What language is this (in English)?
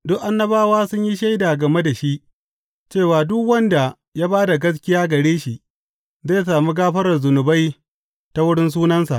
Hausa